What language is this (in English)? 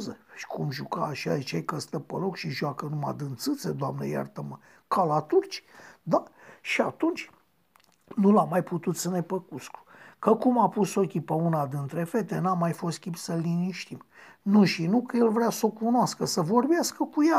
Romanian